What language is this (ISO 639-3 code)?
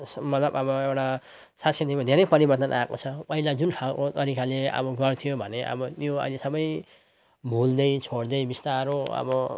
nep